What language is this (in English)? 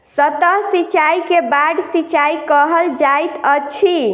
Maithili